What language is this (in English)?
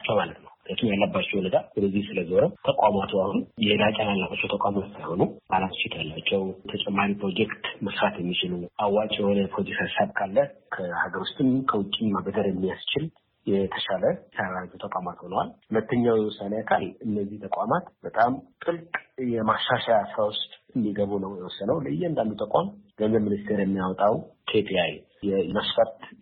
Amharic